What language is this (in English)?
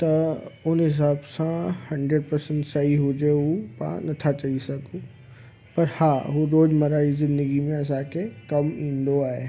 Sindhi